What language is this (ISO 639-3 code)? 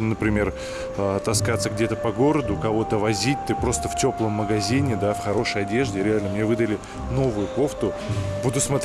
rus